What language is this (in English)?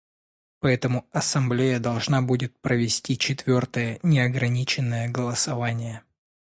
Russian